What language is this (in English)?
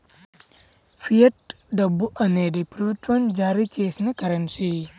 Telugu